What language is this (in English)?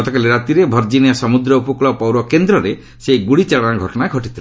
Odia